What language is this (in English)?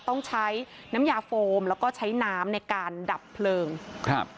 Thai